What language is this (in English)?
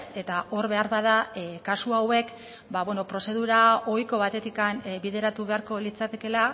Basque